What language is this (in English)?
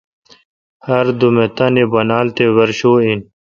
Kalkoti